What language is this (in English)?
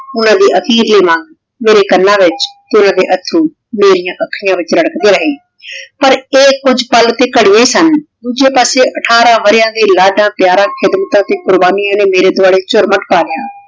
Punjabi